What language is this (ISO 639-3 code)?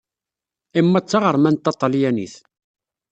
kab